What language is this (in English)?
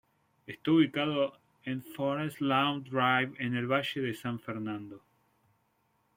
Spanish